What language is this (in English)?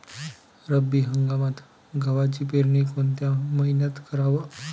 Marathi